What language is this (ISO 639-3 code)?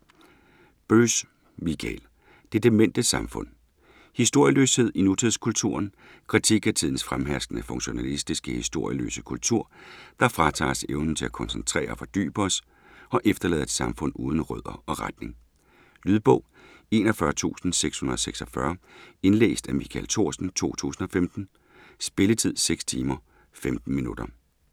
dan